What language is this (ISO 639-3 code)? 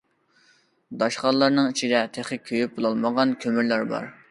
uig